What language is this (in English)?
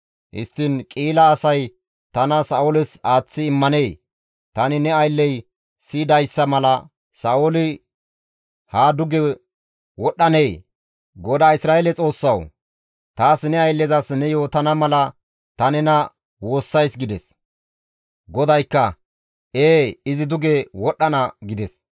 Gamo